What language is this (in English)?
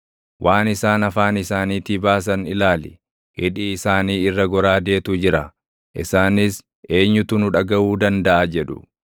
Oromo